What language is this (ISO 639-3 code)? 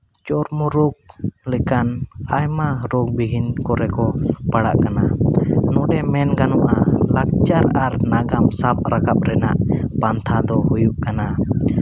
sat